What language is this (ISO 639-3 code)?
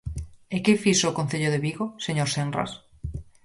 glg